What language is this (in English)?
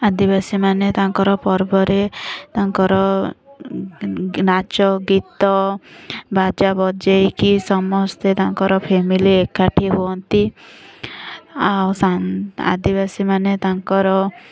Odia